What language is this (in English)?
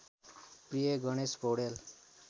Nepali